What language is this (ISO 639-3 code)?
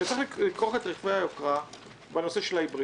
heb